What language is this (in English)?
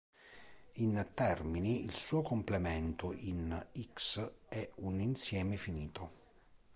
Italian